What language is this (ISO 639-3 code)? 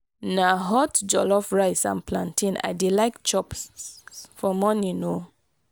pcm